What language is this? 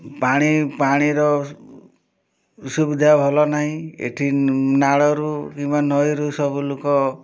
Odia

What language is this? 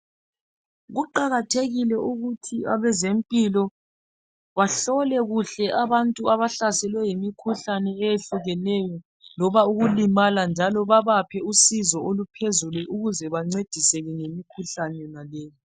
North Ndebele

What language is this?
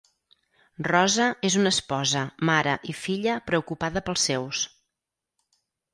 Catalan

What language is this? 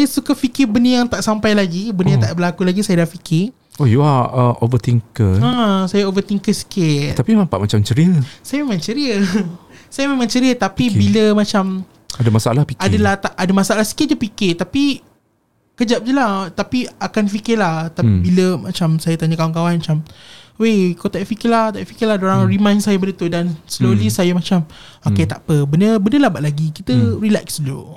Malay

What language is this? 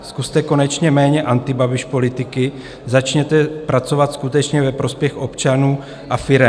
Czech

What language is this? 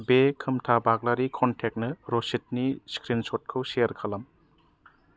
Bodo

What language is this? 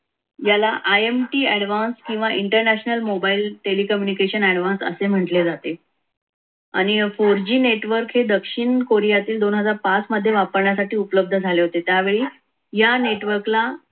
Marathi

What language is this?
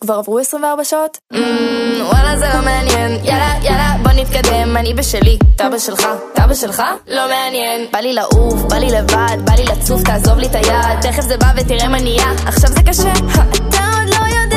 Hebrew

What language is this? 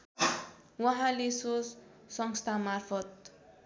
Nepali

